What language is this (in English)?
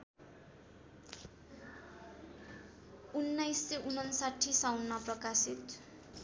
Nepali